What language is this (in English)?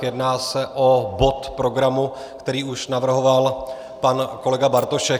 Czech